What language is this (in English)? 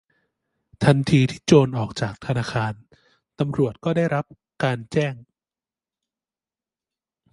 Thai